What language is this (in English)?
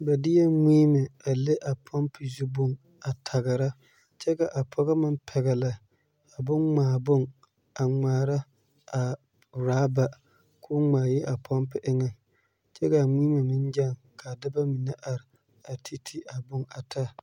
Southern Dagaare